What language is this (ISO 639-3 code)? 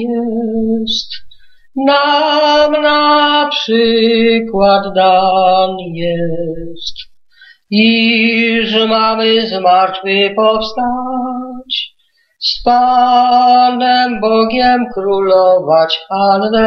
pol